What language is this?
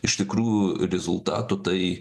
Lithuanian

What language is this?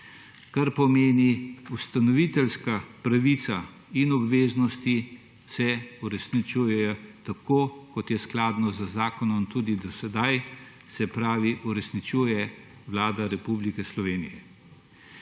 Slovenian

